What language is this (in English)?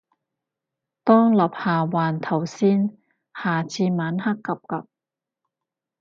Cantonese